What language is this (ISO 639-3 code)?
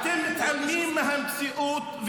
heb